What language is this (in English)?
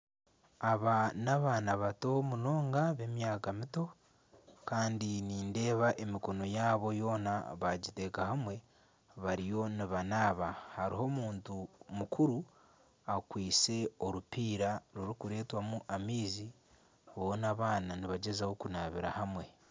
Nyankole